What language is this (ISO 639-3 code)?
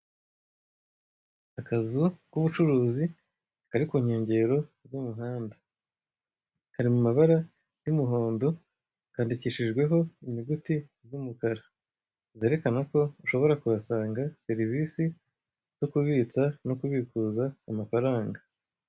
kin